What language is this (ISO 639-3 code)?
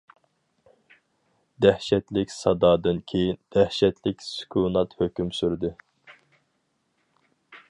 uig